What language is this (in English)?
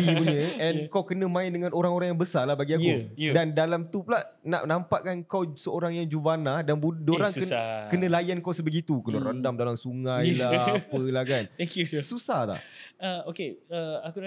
Malay